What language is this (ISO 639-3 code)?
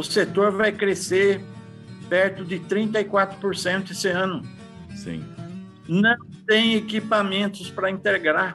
por